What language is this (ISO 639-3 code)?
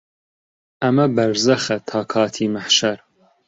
ckb